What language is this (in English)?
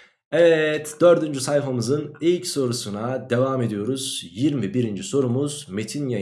Turkish